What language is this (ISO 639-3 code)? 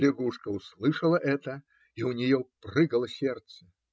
rus